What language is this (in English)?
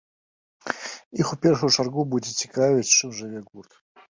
Belarusian